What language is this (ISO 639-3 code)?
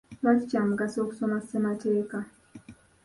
lug